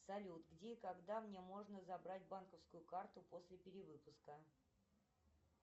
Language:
Russian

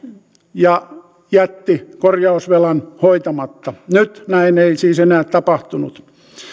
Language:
Finnish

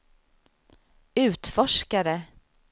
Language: Swedish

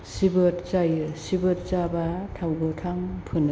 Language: Bodo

